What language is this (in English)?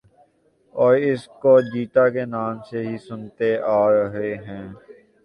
Urdu